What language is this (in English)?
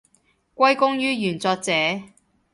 Cantonese